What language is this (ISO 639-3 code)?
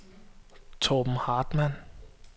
dan